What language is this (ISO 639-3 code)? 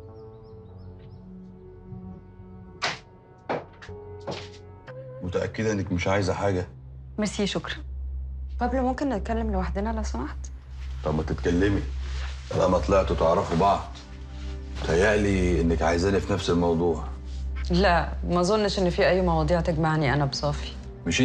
ara